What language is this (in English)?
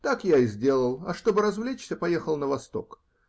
Russian